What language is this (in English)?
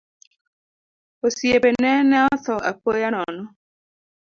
Luo (Kenya and Tanzania)